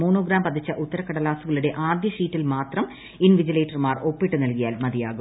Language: Malayalam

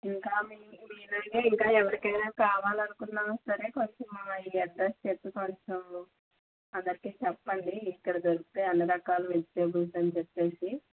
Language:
Telugu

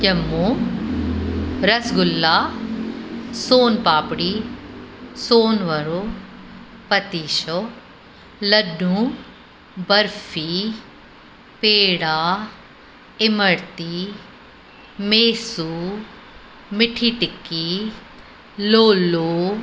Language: Sindhi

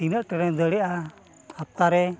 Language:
Santali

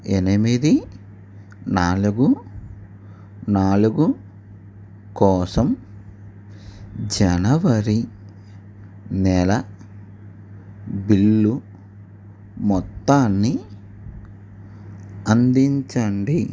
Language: Telugu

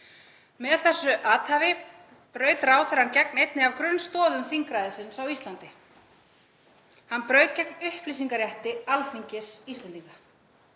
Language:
Icelandic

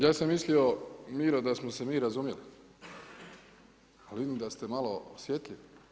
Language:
Croatian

